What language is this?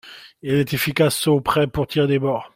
French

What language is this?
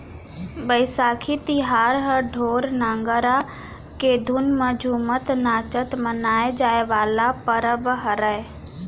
Chhattisgarhi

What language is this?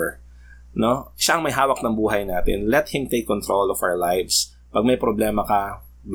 Filipino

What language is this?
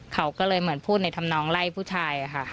Thai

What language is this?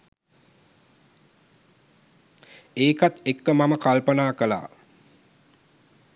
Sinhala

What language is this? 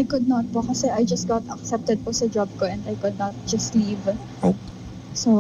Filipino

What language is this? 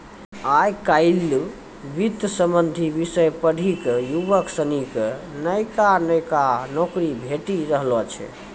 Maithili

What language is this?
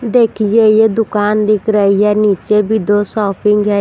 Hindi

